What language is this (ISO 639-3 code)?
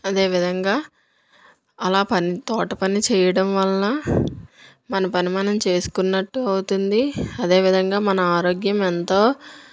tel